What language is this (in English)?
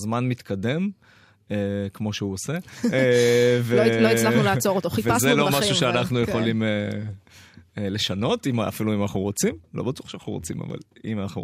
Hebrew